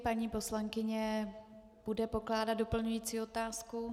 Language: Czech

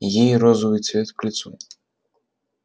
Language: Russian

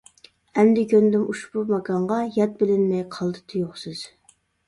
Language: Uyghur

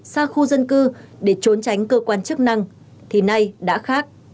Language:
Vietnamese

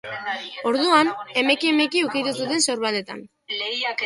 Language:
Basque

